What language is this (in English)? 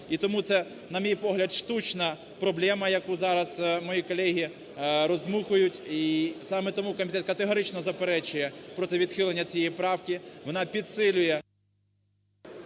Ukrainian